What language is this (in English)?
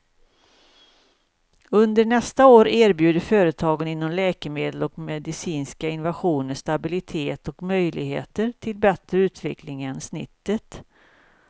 Swedish